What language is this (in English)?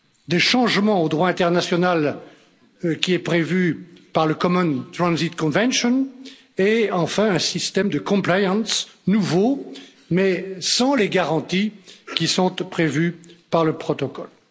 French